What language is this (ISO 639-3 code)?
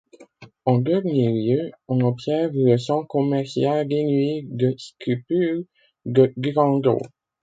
fra